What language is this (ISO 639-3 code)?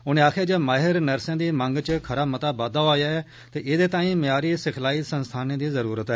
doi